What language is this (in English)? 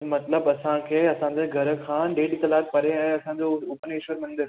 Sindhi